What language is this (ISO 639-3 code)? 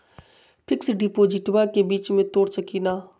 mag